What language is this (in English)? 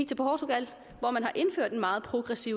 Danish